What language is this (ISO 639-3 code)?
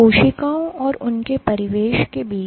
hin